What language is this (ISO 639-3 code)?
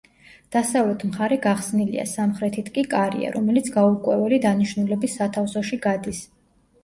kat